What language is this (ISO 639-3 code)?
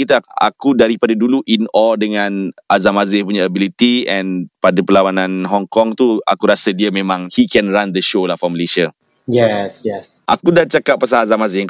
msa